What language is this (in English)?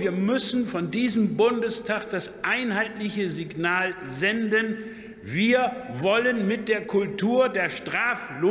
German